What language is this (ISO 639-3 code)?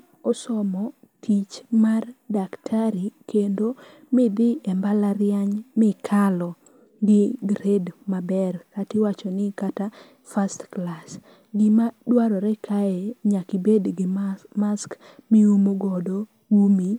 luo